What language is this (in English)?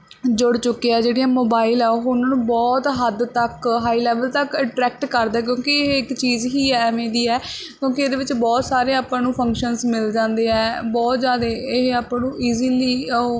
Punjabi